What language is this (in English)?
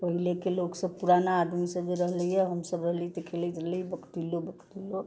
Maithili